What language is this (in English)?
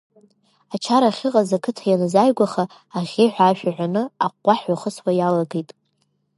Abkhazian